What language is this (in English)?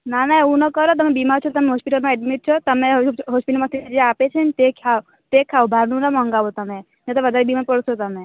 Gujarati